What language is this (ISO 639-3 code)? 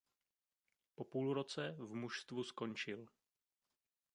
ces